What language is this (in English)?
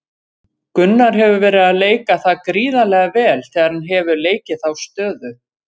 Icelandic